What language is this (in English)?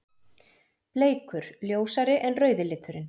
Icelandic